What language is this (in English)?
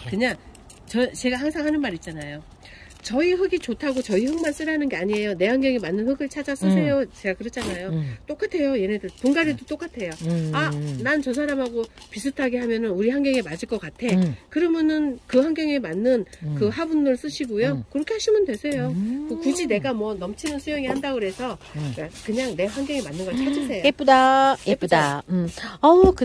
Korean